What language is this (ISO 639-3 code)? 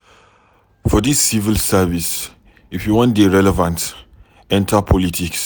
pcm